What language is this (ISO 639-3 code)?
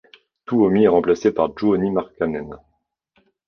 fra